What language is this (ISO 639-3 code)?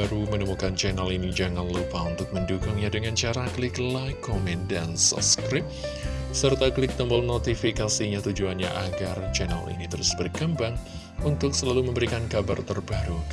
ind